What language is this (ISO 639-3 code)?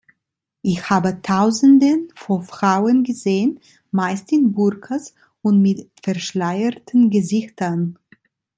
deu